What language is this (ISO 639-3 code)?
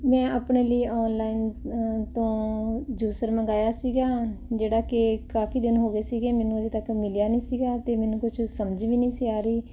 pan